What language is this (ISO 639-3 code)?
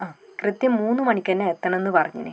mal